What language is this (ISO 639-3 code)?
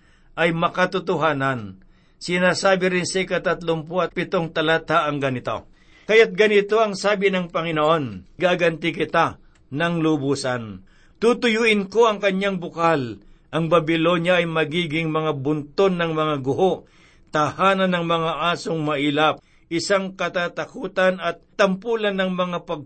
fil